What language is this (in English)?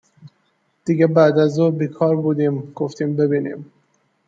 Persian